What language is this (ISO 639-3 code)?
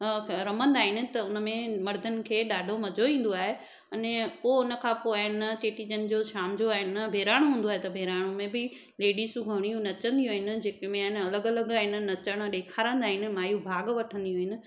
snd